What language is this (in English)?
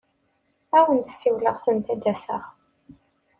Kabyle